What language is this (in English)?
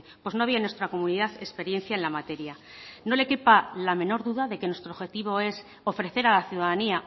Spanish